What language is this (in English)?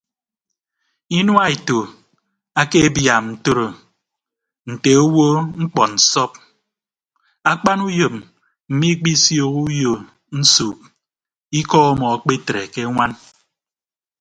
Ibibio